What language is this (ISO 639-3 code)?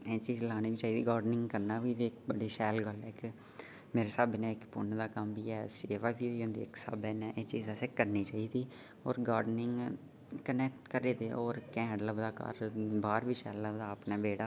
doi